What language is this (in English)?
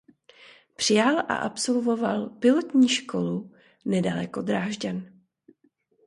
Czech